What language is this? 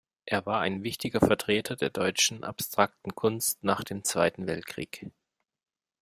German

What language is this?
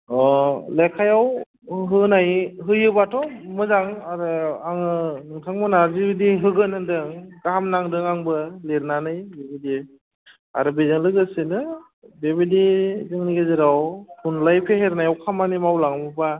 Bodo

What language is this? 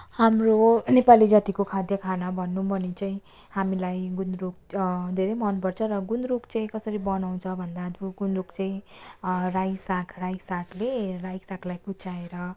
Nepali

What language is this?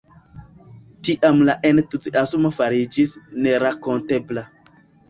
Esperanto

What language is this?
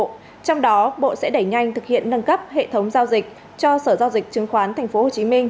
Vietnamese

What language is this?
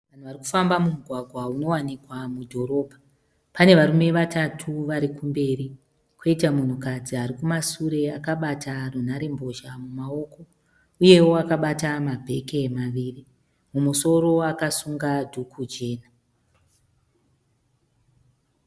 Shona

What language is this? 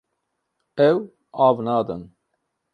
Kurdish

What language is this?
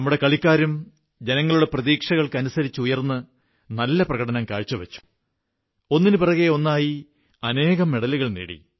Malayalam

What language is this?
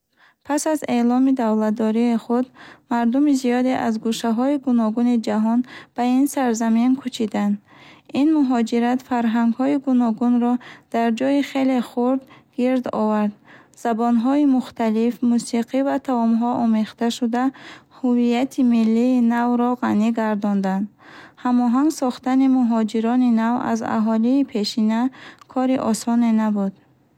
Bukharic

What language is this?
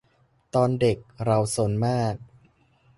Thai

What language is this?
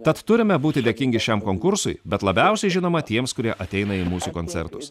Lithuanian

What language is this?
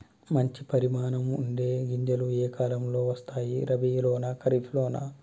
Telugu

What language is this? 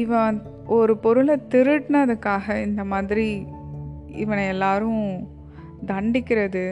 Tamil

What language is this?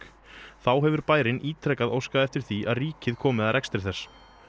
Icelandic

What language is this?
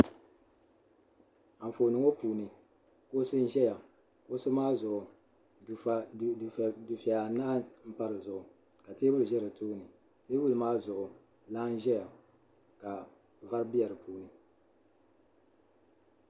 Dagbani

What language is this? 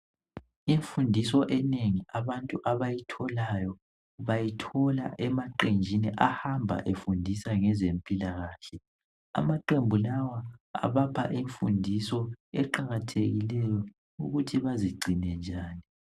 North Ndebele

